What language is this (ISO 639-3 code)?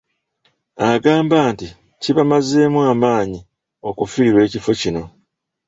lug